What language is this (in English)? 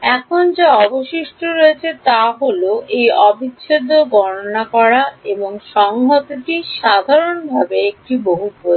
Bangla